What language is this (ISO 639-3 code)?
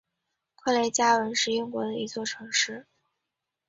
zho